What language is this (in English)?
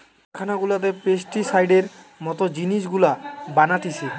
Bangla